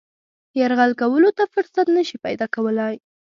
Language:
Pashto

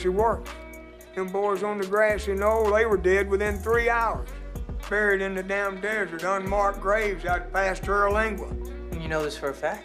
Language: English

